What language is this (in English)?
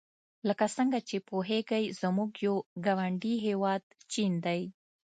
Pashto